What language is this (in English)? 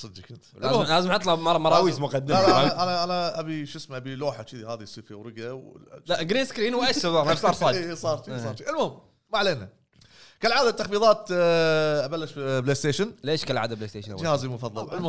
Arabic